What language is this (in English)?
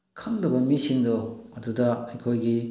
Manipuri